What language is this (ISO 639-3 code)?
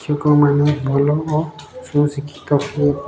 ori